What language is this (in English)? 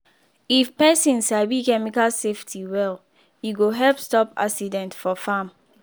Nigerian Pidgin